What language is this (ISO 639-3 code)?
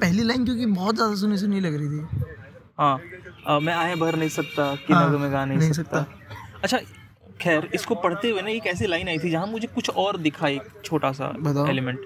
hin